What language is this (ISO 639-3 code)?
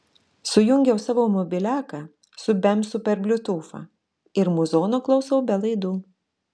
lit